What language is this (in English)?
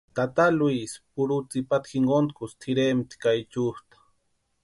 Western Highland Purepecha